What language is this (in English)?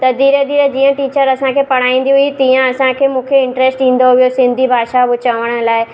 Sindhi